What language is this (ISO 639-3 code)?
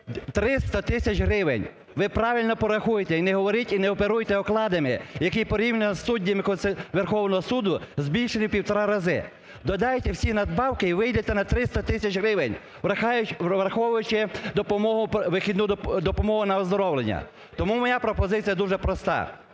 ukr